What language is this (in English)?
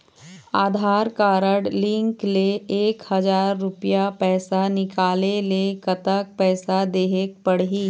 Chhattisgarhi